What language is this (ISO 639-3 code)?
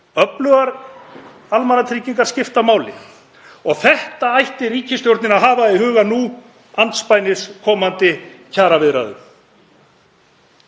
isl